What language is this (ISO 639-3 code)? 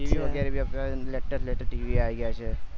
guj